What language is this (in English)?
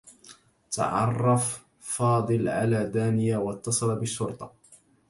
Arabic